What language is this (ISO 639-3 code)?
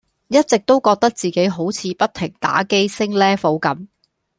yue